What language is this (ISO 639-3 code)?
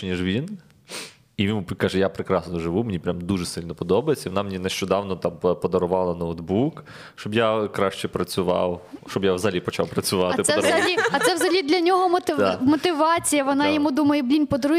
ukr